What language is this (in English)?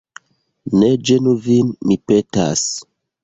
Esperanto